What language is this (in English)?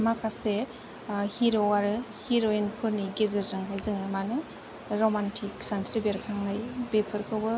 Bodo